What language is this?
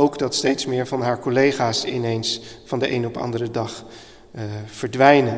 Dutch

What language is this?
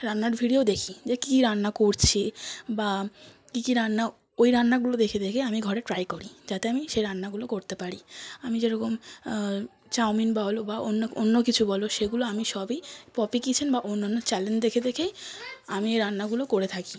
Bangla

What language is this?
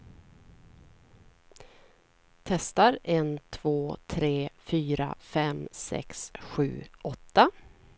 Swedish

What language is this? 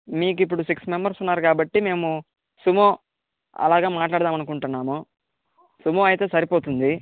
Telugu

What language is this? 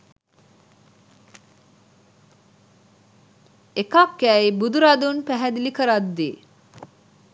Sinhala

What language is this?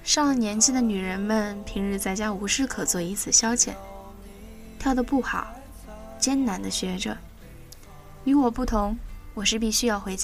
Chinese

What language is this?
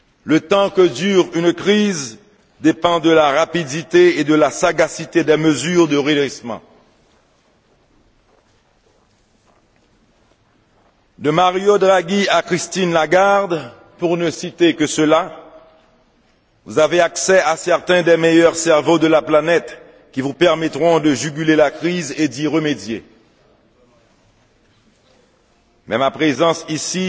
French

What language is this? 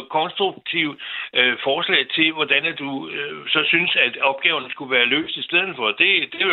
Danish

